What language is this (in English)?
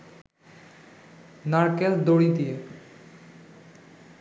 Bangla